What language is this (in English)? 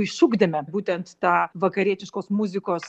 Lithuanian